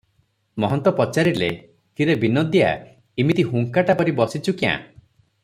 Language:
Odia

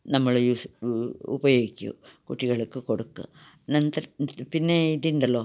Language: Malayalam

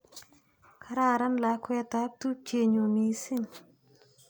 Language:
Kalenjin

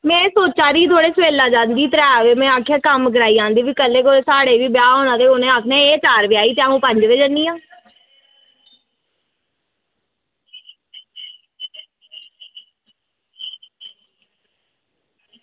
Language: Dogri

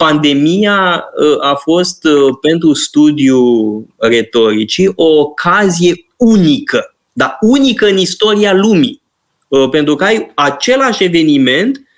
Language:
Romanian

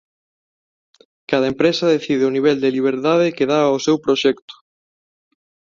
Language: Galician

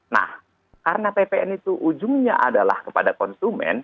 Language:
Indonesian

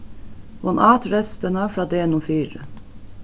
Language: Faroese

